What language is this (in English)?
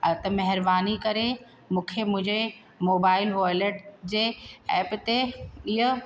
Sindhi